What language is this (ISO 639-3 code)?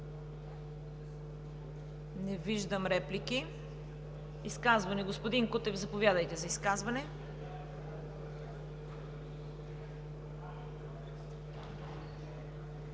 bul